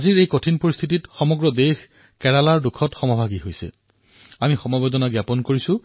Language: Assamese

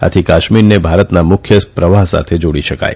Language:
Gujarati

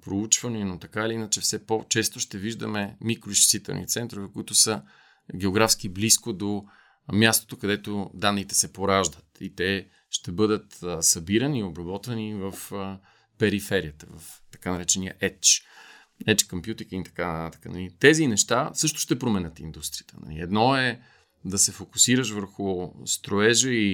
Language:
Bulgarian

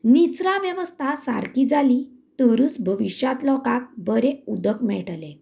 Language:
Konkani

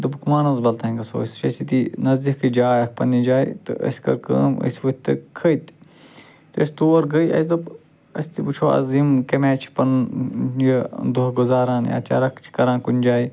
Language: Kashmiri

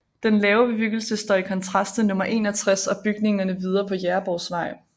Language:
Danish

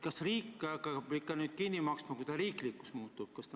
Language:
Estonian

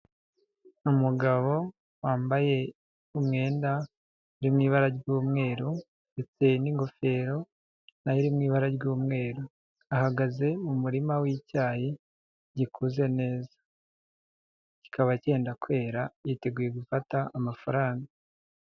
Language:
Kinyarwanda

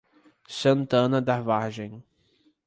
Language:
Portuguese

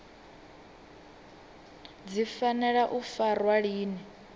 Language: Venda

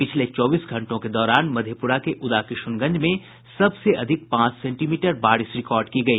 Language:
Hindi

